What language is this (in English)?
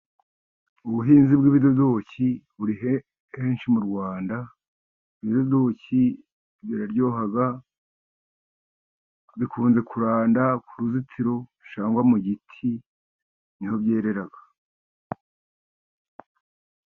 Kinyarwanda